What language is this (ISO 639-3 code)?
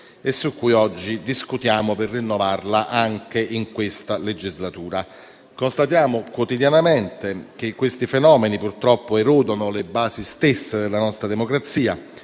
ita